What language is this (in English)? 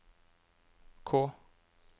Norwegian